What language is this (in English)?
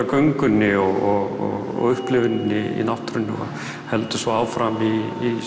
Icelandic